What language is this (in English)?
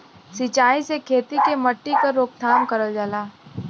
Bhojpuri